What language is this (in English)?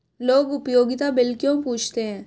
Hindi